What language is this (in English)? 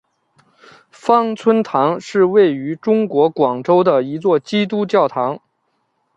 Chinese